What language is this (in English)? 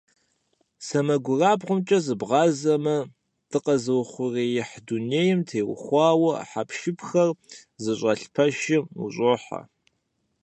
Kabardian